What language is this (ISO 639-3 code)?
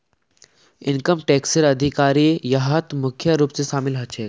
mag